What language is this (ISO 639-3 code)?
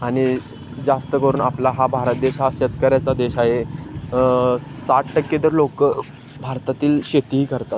mar